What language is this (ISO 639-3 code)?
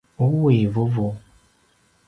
pwn